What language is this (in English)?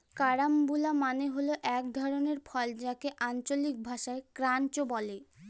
Bangla